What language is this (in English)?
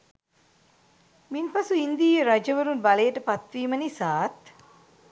Sinhala